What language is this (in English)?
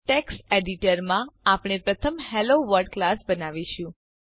Gujarati